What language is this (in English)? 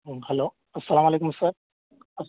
Urdu